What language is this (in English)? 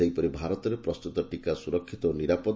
Odia